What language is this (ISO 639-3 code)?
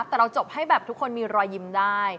tha